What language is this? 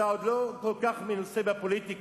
Hebrew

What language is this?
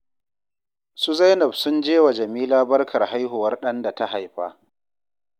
Hausa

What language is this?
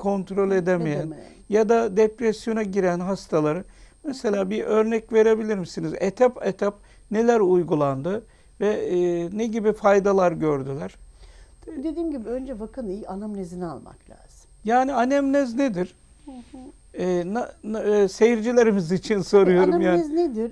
Turkish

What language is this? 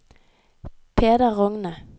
Norwegian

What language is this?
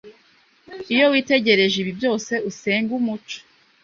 Kinyarwanda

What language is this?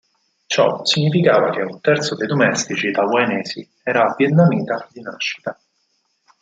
Italian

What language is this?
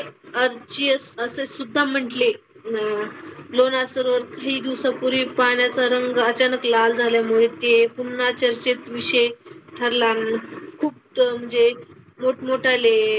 Marathi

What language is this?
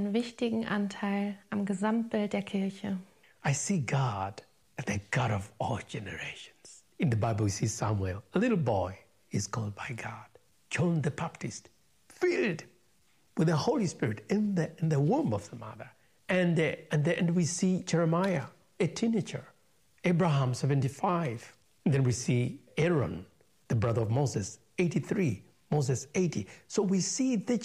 German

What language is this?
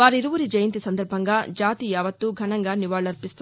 Telugu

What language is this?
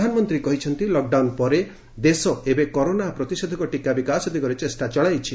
Odia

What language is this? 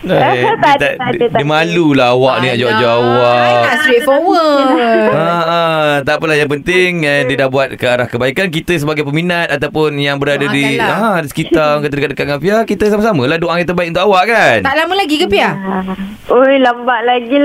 Malay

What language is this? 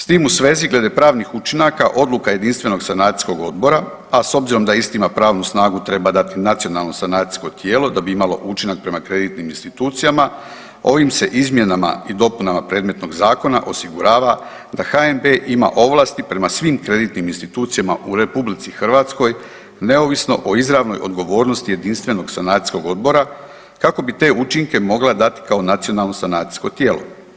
Croatian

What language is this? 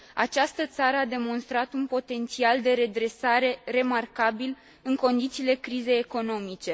Romanian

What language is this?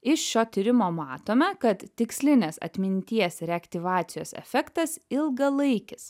Lithuanian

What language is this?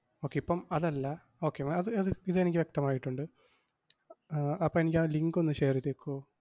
Malayalam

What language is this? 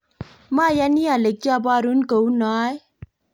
Kalenjin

